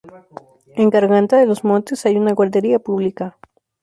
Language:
Spanish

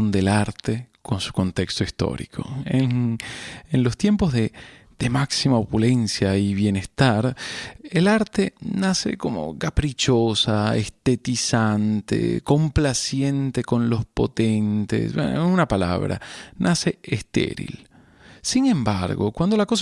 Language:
Spanish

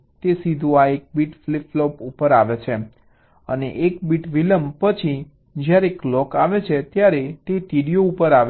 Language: Gujarati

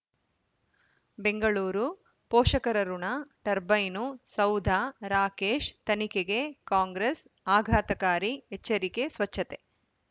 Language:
Kannada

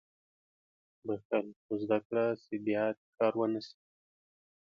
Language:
Pashto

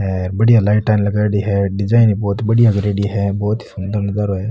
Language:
Marwari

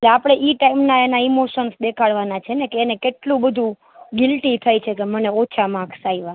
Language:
Gujarati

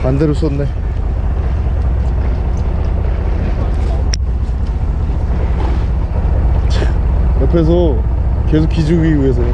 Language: Korean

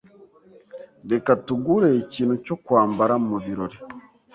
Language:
Kinyarwanda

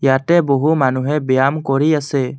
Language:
Assamese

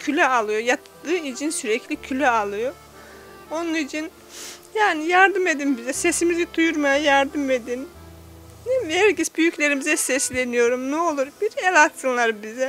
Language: Turkish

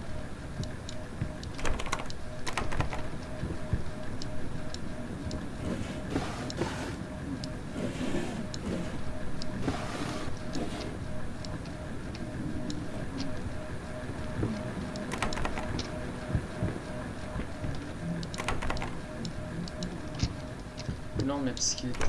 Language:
Turkish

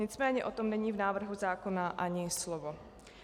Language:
Czech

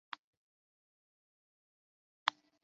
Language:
Chinese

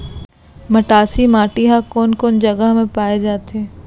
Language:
Chhattisgarhi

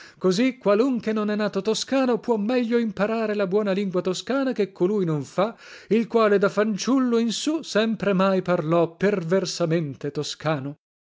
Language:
Italian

